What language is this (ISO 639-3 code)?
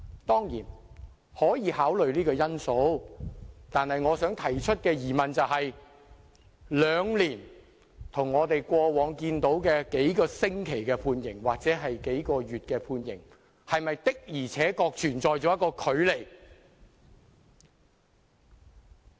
yue